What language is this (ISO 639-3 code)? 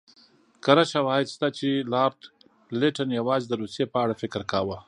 pus